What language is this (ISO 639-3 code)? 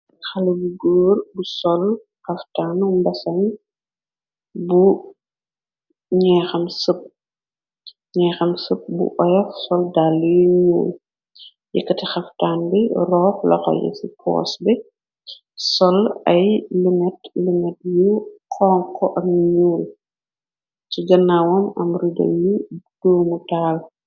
wol